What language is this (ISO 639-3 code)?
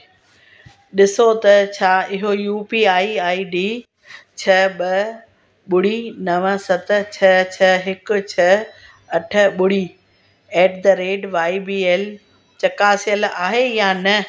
snd